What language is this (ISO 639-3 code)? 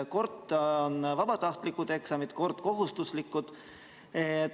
est